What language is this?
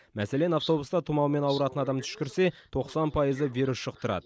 Kazakh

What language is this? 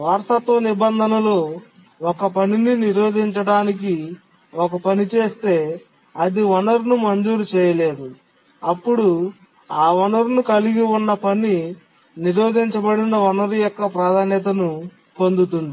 Telugu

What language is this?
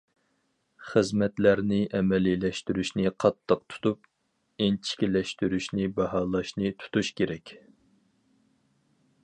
Uyghur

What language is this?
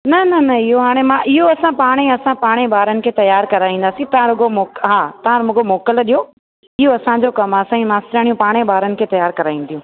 Sindhi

